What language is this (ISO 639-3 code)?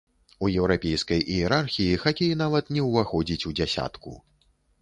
bel